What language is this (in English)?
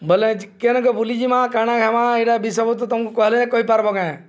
Odia